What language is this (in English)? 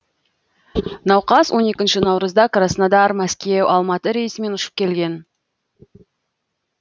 Kazakh